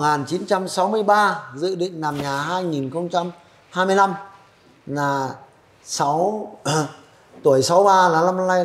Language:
Vietnamese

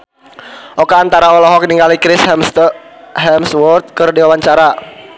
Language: Sundanese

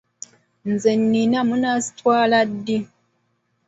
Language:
Ganda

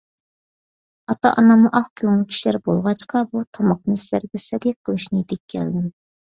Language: Uyghur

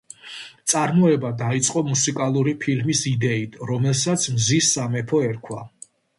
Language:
Georgian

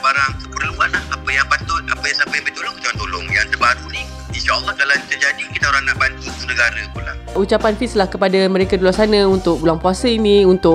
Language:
Malay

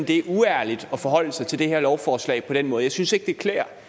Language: Danish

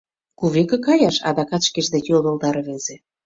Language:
Mari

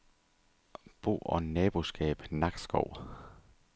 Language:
Danish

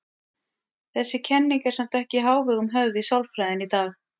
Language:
Icelandic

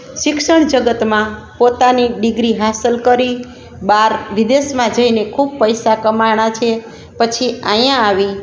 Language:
Gujarati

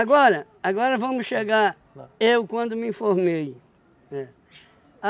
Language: Portuguese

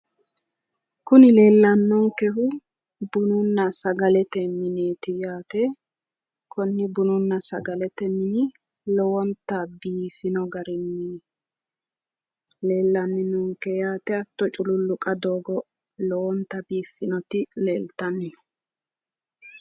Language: Sidamo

